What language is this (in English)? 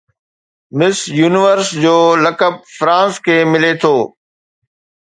Sindhi